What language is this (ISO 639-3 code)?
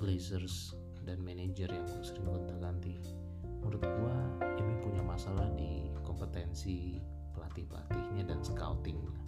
ind